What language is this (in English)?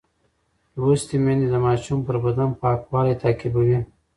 Pashto